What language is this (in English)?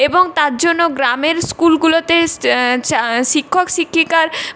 Bangla